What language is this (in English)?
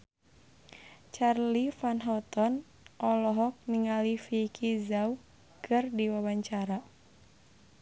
Sundanese